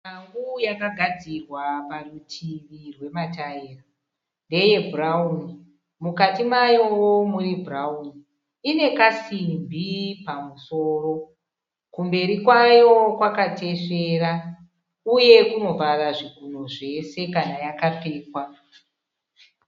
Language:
Shona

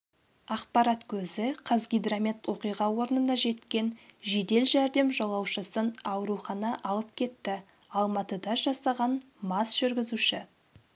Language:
Kazakh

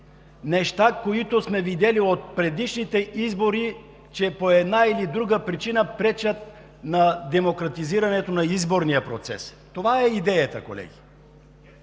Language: Bulgarian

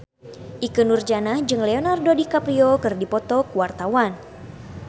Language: Sundanese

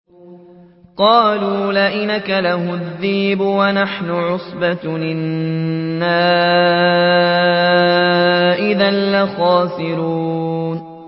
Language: Arabic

